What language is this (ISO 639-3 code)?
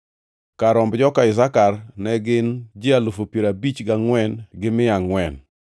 luo